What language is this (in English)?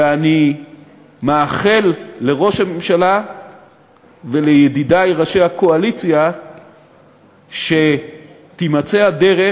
Hebrew